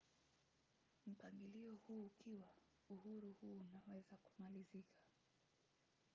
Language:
Swahili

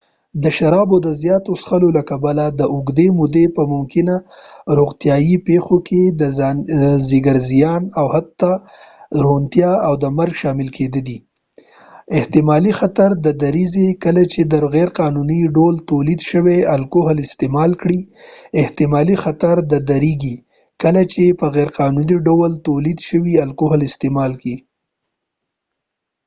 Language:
Pashto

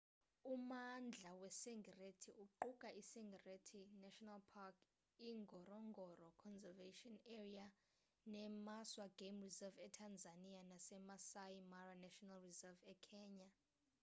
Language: Xhosa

